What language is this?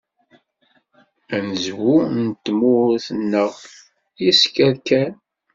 Kabyle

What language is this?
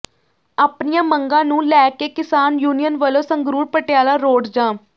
Punjabi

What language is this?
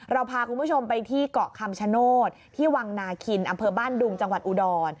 Thai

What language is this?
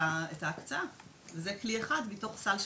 Hebrew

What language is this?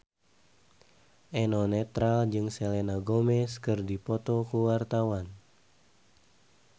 Sundanese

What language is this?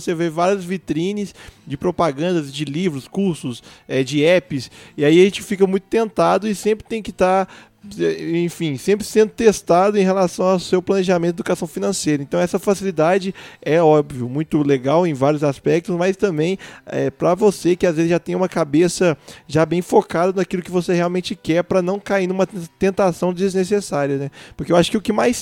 Portuguese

